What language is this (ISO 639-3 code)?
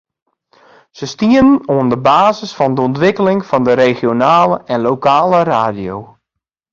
fry